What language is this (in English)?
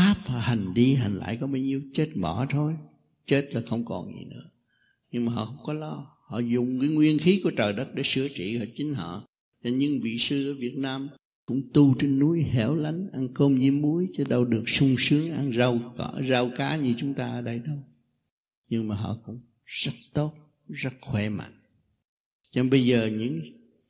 Vietnamese